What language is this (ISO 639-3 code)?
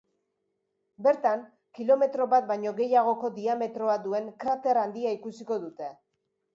eus